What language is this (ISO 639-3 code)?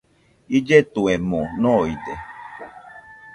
hux